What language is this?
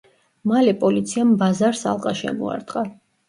Georgian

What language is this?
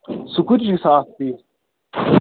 Kashmiri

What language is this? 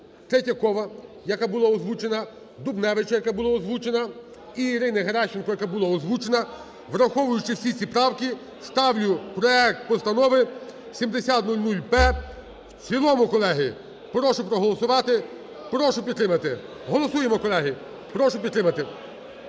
Ukrainian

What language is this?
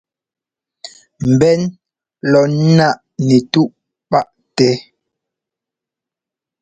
Ngomba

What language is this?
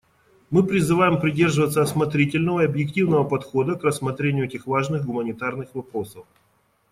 Russian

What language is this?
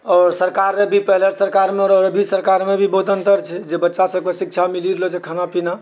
Maithili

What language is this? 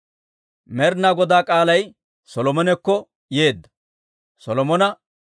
Dawro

